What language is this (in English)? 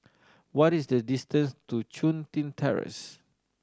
English